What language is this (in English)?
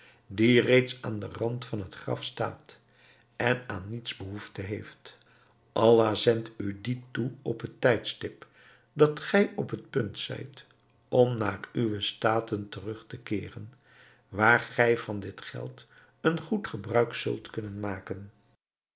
Dutch